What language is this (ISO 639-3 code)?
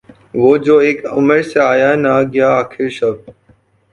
urd